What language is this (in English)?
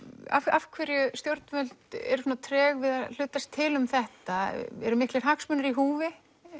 Icelandic